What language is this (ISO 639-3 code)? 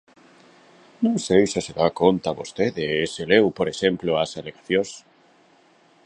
glg